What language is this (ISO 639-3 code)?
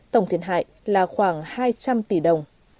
vie